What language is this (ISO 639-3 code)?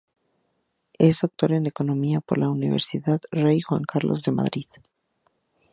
spa